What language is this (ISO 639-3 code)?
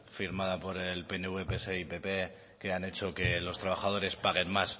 spa